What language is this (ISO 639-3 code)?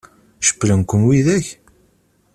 kab